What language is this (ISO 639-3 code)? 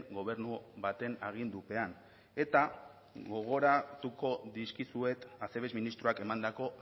eus